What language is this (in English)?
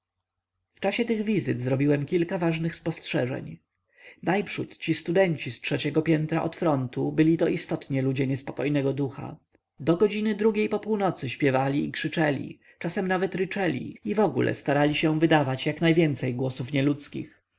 Polish